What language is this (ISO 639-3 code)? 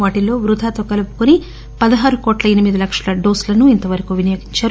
tel